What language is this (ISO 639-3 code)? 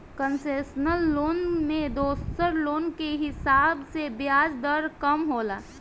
bho